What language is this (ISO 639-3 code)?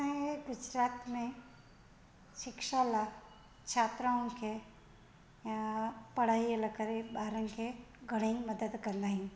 snd